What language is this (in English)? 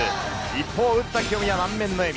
Japanese